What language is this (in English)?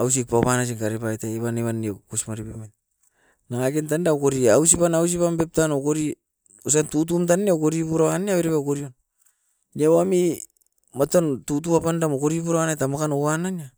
Askopan